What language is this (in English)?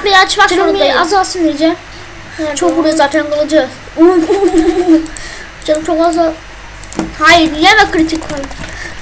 Turkish